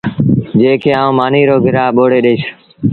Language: Sindhi Bhil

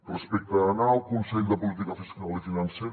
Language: Catalan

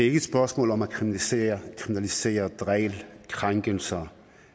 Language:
Danish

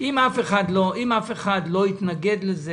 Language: Hebrew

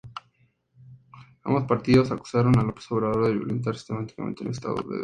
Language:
Spanish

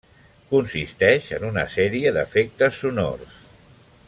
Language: Catalan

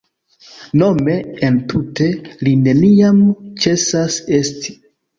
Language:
Esperanto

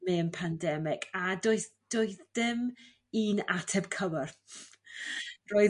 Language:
Welsh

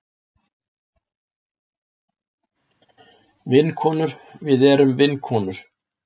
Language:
Icelandic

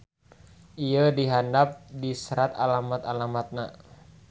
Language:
Sundanese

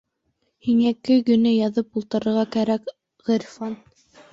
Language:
Bashkir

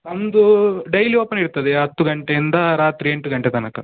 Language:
Kannada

